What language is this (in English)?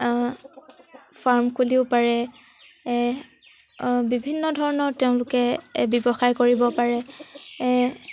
Assamese